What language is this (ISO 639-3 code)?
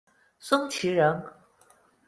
zho